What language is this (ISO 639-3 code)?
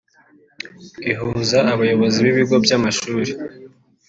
kin